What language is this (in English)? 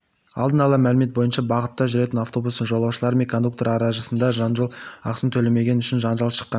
Kazakh